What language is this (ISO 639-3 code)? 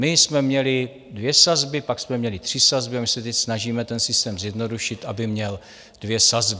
ces